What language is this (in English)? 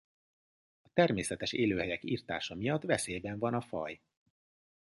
Hungarian